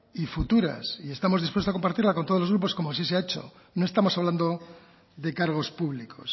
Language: Spanish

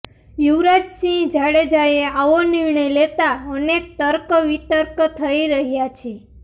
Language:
Gujarati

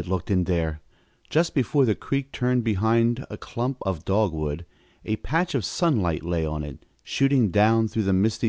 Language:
English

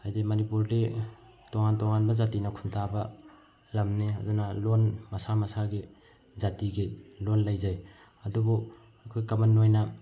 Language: Manipuri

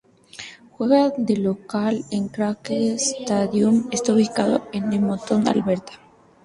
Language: Spanish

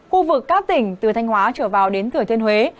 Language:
Vietnamese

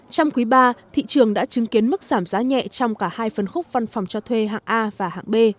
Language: Vietnamese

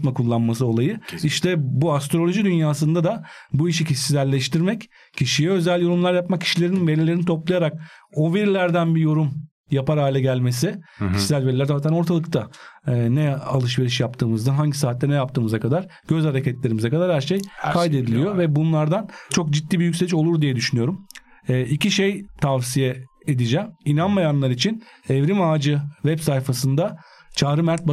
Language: Turkish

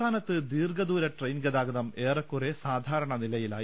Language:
Malayalam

